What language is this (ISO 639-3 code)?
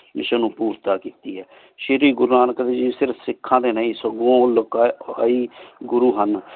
pan